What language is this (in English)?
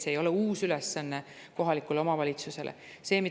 Estonian